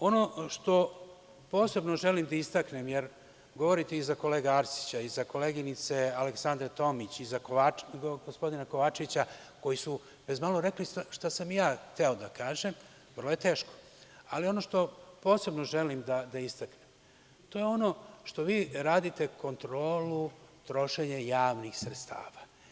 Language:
Serbian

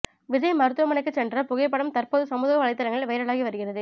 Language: Tamil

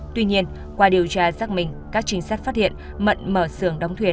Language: Vietnamese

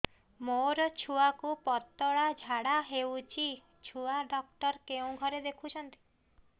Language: Odia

